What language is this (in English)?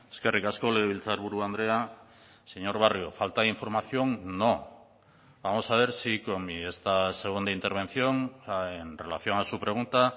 Spanish